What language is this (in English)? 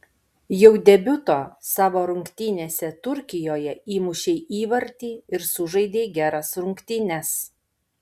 Lithuanian